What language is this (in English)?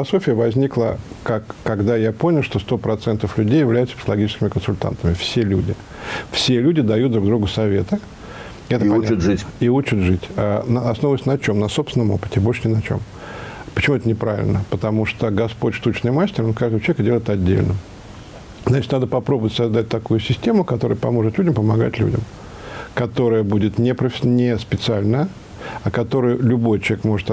Russian